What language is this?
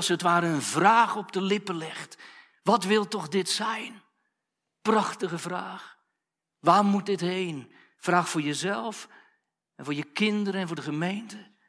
Dutch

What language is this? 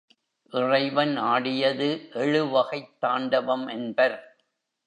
Tamil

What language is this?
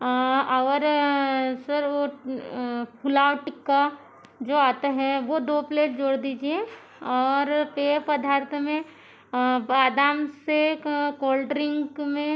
Hindi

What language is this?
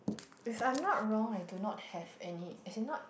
English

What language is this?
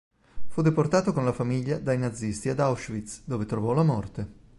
Italian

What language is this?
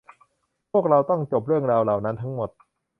Thai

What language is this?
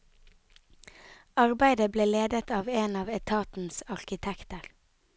Norwegian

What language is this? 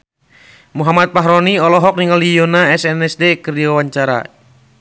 Sundanese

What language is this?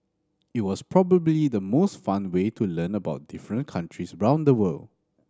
English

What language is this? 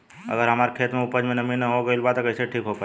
Bhojpuri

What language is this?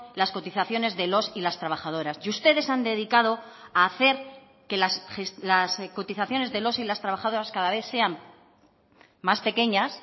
Spanish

